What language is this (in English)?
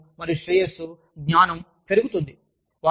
Telugu